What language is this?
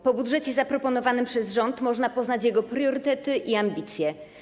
Polish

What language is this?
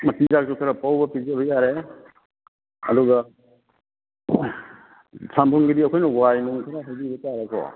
Manipuri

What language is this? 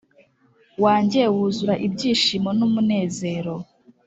Kinyarwanda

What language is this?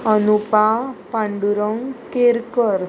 Konkani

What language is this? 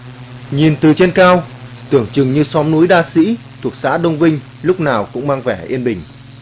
Vietnamese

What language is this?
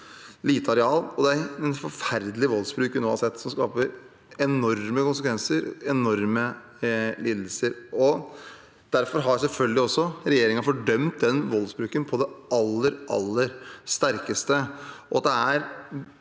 Norwegian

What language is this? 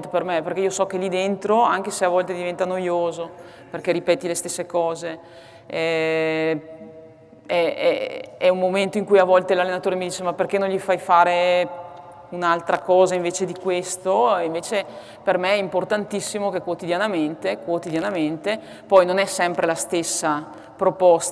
Italian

